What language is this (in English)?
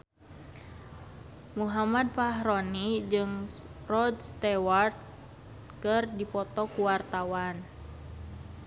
Sundanese